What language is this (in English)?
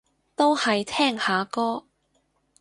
Cantonese